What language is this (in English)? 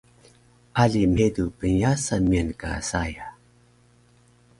Taroko